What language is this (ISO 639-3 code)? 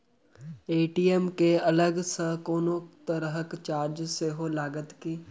mai